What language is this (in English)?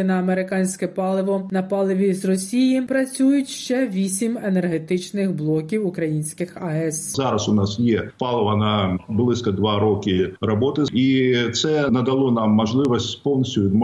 Ukrainian